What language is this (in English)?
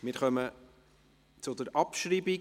Swiss German